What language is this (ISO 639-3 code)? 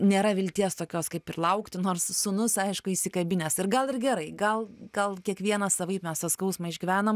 lit